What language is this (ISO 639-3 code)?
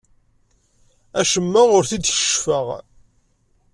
kab